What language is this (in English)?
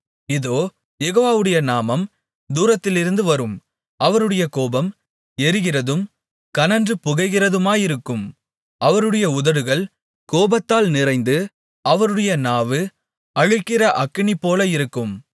Tamil